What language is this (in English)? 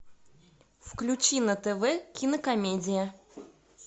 Russian